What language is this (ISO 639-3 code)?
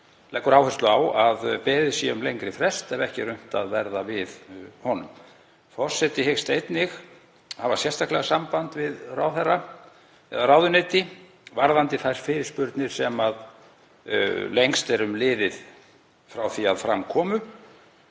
isl